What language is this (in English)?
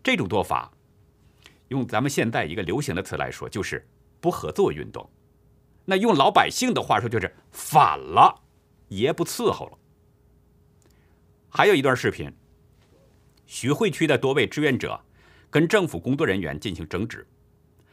Chinese